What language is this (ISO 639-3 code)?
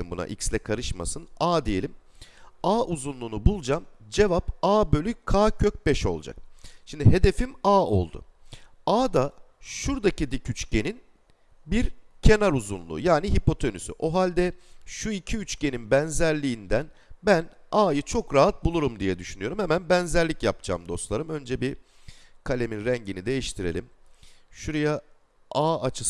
tur